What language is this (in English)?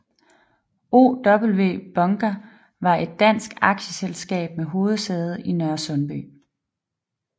Danish